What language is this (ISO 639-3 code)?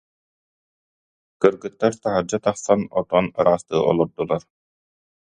sah